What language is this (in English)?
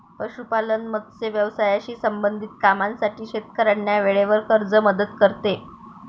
Marathi